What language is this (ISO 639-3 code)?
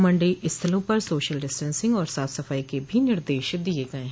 hin